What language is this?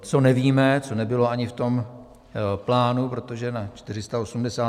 Czech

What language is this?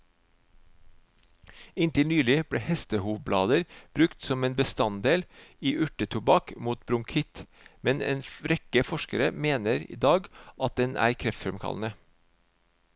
Norwegian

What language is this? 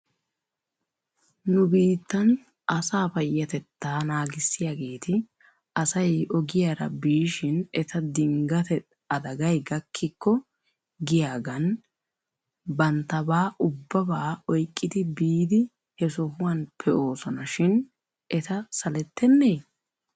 Wolaytta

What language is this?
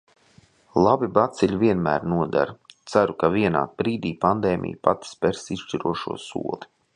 Latvian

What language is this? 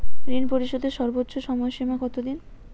Bangla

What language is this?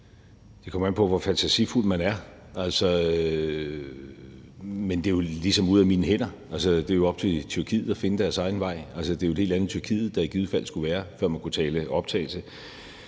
Danish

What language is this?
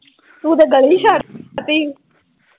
Punjabi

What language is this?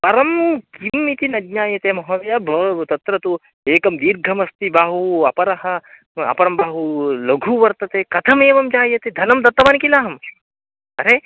Sanskrit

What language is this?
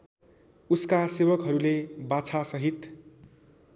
Nepali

